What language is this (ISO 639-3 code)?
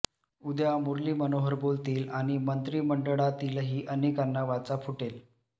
mar